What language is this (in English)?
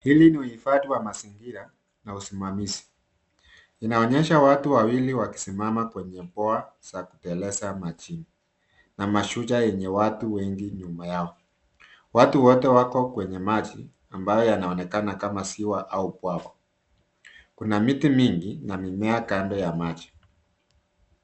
Swahili